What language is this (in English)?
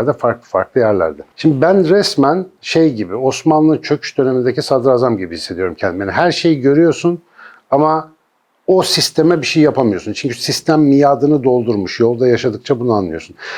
Turkish